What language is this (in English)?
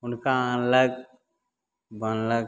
Maithili